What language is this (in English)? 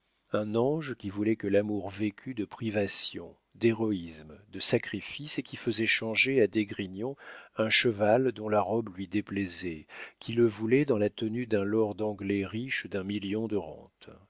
French